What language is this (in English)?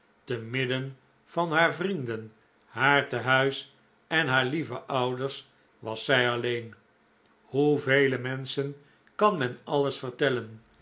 Dutch